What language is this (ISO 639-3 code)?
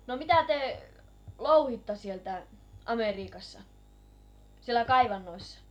fin